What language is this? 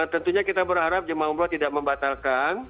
Indonesian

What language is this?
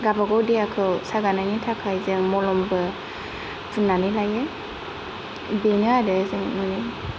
Bodo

